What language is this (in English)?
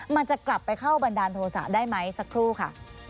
Thai